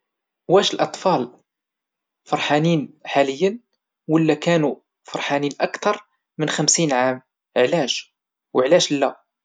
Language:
Moroccan Arabic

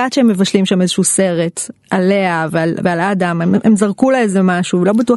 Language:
Hebrew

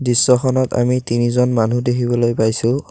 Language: Assamese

